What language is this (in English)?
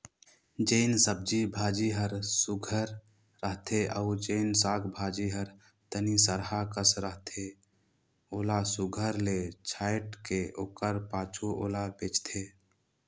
Chhattisgarhi